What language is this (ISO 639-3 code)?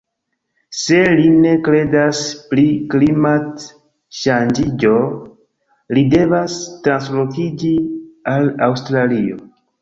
epo